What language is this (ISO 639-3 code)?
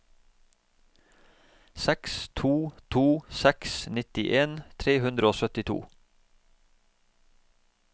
nor